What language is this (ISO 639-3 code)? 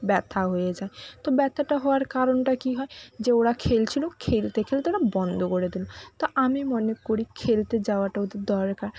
ben